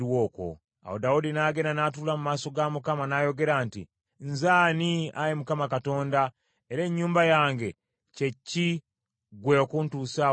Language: Ganda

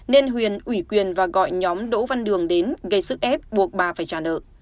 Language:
Vietnamese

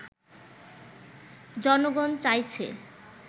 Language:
Bangla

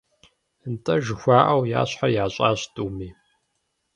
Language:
Kabardian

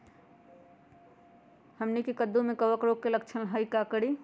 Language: Magahi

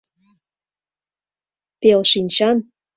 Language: Mari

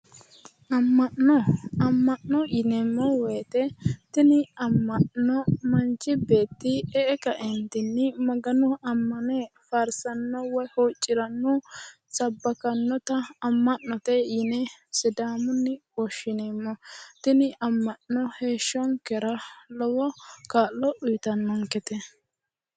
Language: Sidamo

